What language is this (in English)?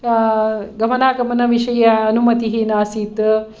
Sanskrit